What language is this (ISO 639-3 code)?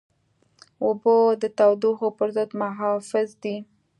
pus